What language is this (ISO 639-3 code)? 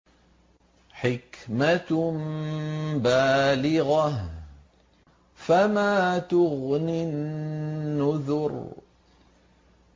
ara